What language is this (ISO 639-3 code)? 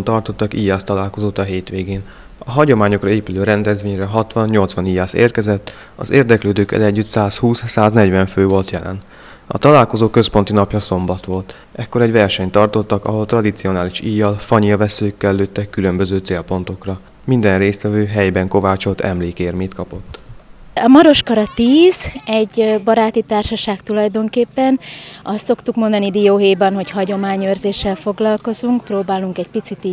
hun